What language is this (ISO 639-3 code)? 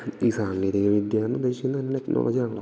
mal